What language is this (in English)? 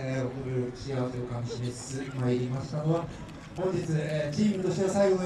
Japanese